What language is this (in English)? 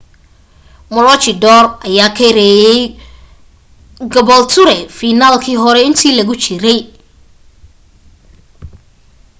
Somali